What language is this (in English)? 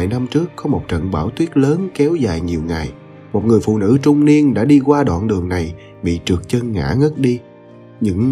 Vietnamese